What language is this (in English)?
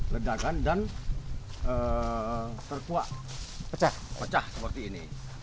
Indonesian